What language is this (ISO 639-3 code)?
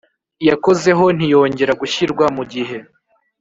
kin